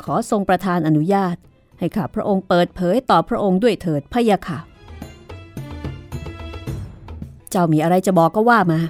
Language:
Thai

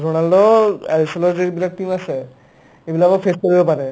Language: Assamese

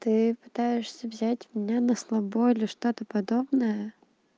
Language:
Russian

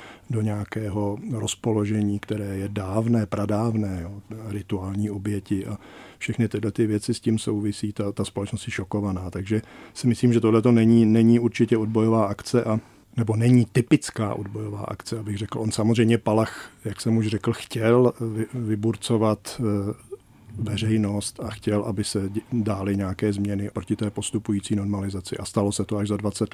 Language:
Czech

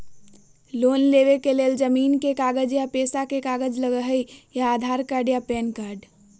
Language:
Magahi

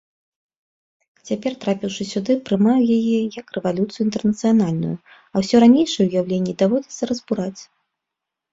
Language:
Belarusian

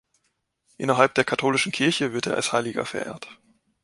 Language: German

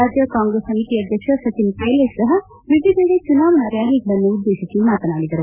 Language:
Kannada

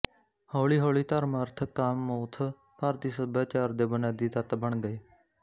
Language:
Punjabi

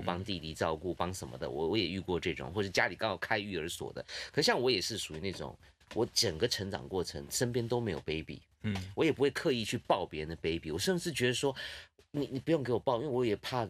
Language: Chinese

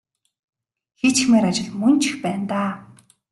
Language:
Mongolian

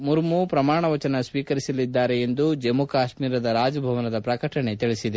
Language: Kannada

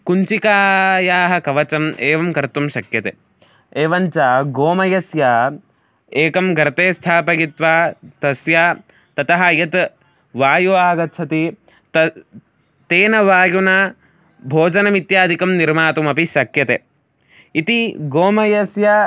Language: Sanskrit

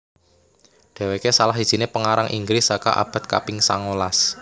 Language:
Javanese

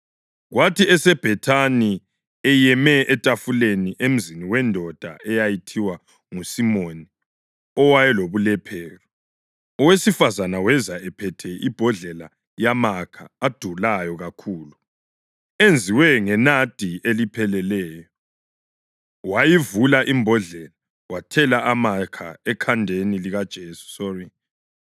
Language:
North Ndebele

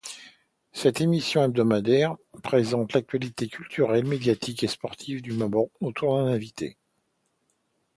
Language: French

